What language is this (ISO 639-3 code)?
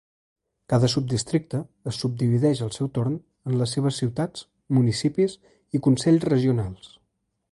cat